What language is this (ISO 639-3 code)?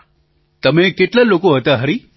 guj